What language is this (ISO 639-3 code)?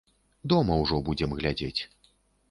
bel